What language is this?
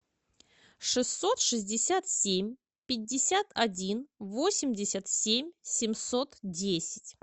Russian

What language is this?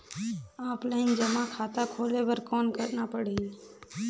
Chhattisgarhi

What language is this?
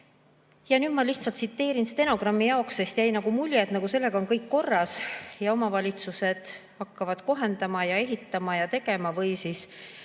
Estonian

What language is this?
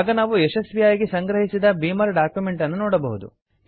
Kannada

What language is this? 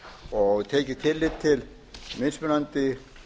Icelandic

